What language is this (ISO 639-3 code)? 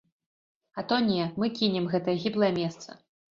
bel